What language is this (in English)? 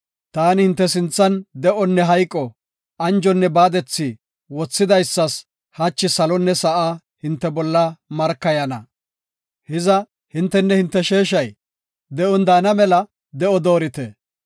Gofa